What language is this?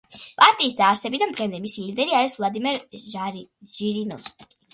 Georgian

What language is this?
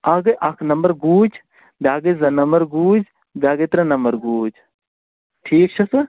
Kashmiri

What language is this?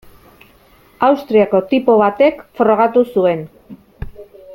Basque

